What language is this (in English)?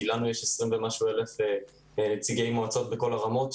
Hebrew